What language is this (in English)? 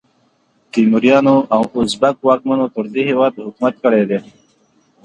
Pashto